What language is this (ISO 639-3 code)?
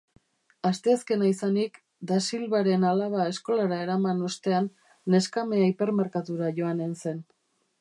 eus